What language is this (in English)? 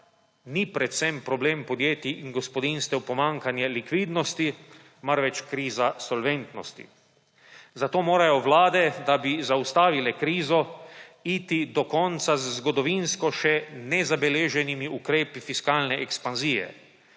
Slovenian